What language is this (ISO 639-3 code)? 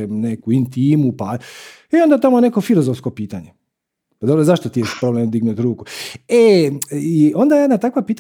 hrv